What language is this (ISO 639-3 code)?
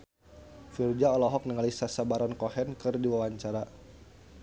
sun